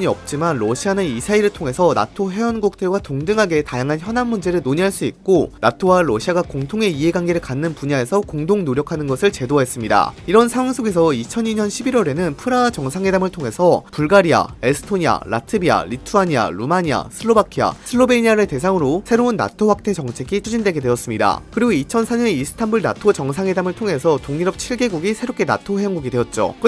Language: Korean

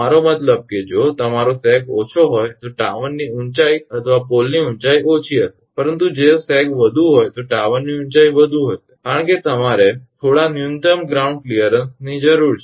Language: Gujarati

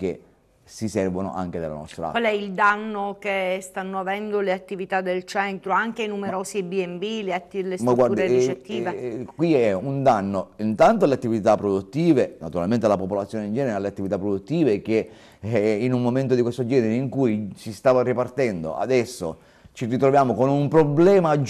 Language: Italian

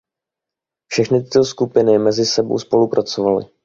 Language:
Czech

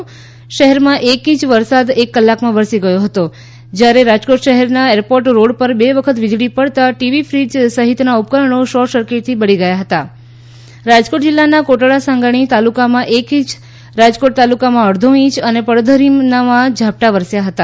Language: Gujarati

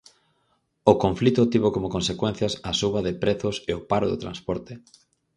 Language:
Galician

